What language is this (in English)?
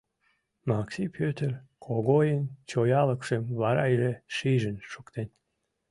Mari